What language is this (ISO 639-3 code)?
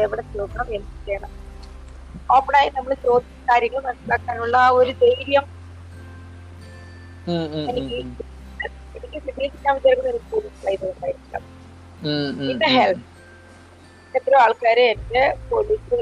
mal